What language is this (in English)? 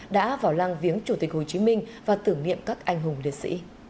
Vietnamese